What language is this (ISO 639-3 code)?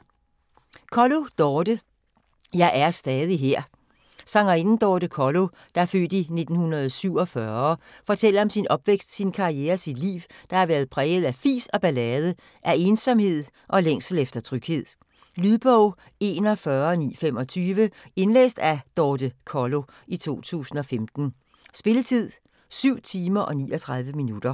dan